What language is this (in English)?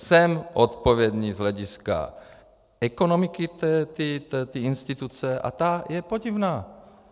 Czech